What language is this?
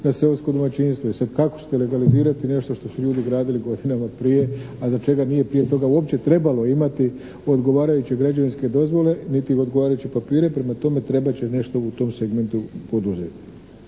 Croatian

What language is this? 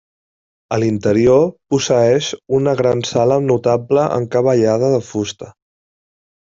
Catalan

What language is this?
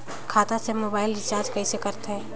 Chhattisgarhi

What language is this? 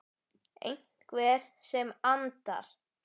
Icelandic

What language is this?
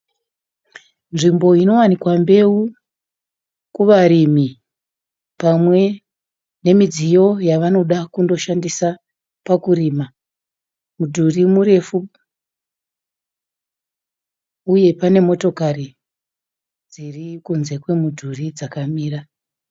Shona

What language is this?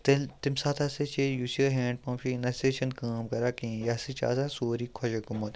Kashmiri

